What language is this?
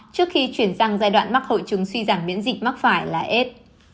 Vietnamese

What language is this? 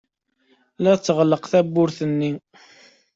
Kabyle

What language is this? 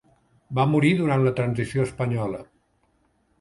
Catalan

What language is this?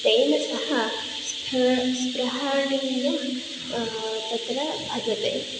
Sanskrit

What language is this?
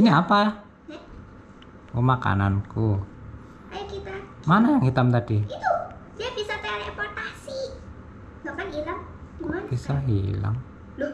Indonesian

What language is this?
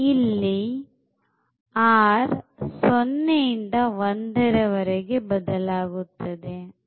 Kannada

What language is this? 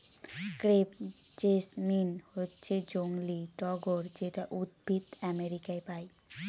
Bangla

